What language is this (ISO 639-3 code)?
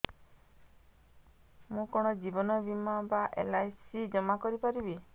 ori